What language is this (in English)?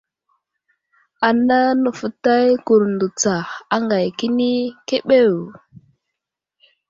Wuzlam